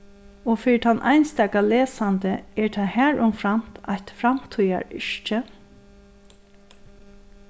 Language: Faroese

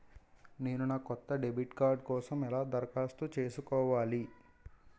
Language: Telugu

